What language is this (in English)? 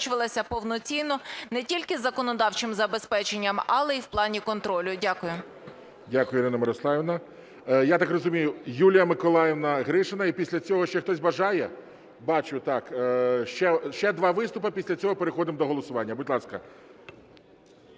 Ukrainian